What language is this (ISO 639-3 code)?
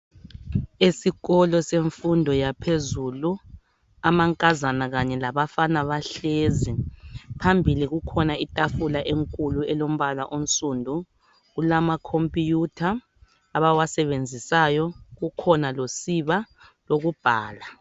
nde